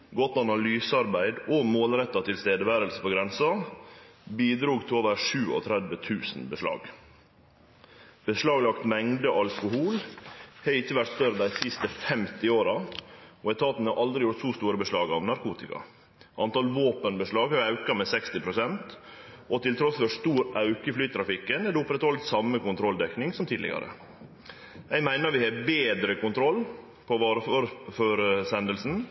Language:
Norwegian Nynorsk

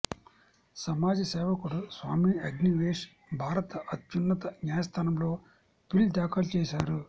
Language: Telugu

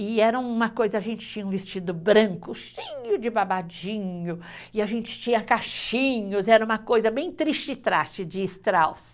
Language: Portuguese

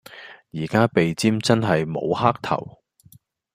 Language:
Cantonese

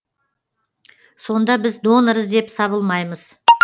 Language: Kazakh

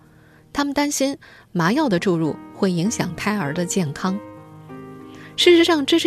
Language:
Chinese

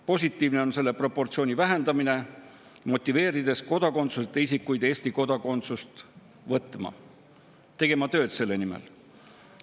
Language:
Estonian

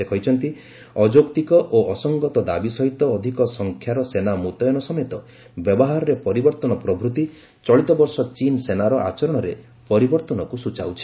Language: Odia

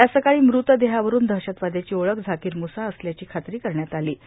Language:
Marathi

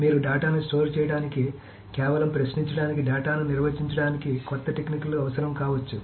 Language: Telugu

